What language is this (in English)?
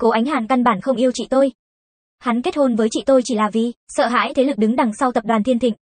Vietnamese